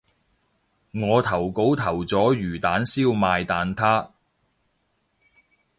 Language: Cantonese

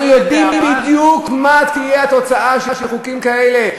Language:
Hebrew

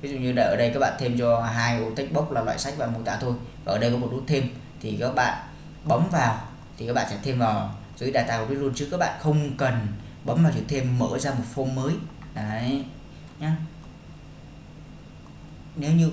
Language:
Vietnamese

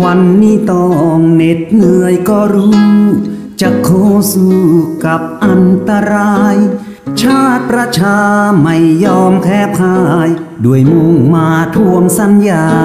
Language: Thai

